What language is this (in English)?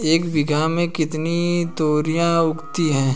Hindi